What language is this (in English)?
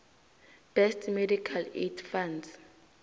South Ndebele